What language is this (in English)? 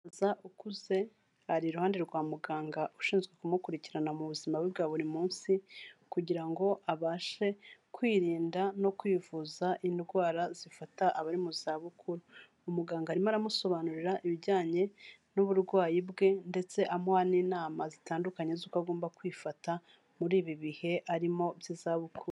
Kinyarwanda